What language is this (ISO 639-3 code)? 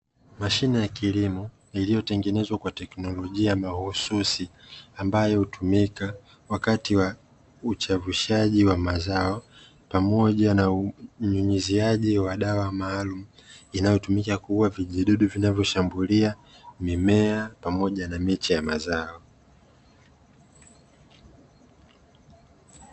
swa